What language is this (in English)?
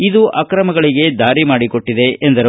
Kannada